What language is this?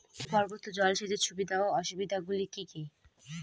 Bangla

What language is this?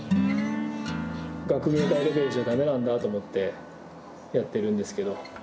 Japanese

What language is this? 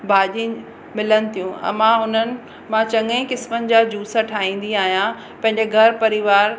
Sindhi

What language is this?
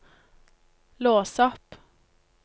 Norwegian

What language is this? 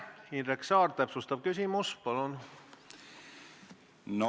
Estonian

